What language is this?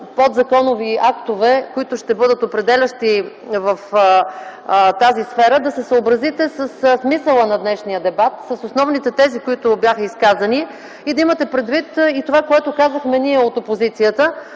Bulgarian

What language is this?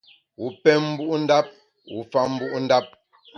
Bamun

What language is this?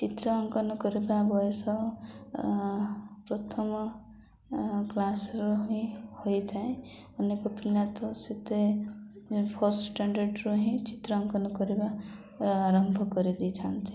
Odia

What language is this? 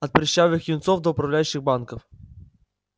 Russian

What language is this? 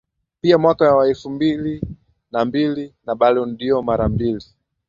Swahili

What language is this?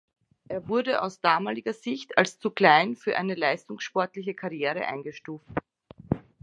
German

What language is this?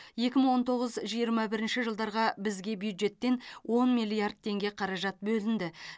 Kazakh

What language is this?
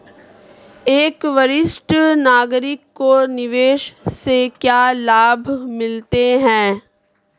Hindi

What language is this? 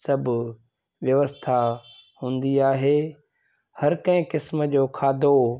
Sindhi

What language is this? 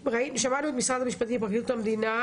Hebrew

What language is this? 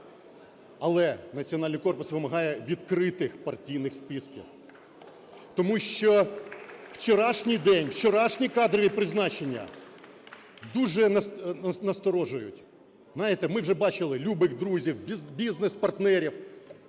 Ukrainian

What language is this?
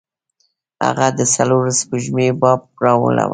Pashto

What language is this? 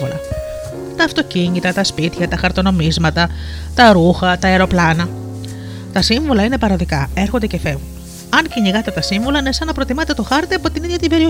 Greek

